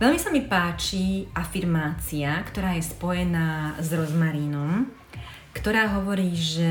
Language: Slovak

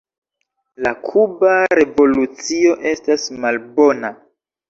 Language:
Esperanto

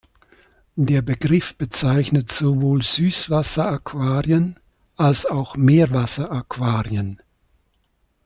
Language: German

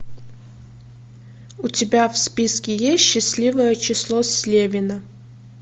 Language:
Russian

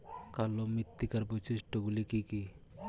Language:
Bangla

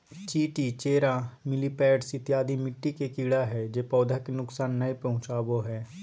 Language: Magahi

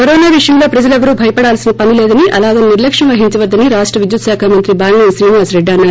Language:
Telugu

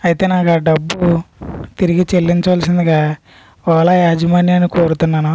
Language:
Telugu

